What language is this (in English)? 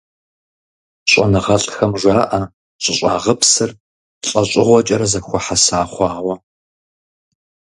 Kabardian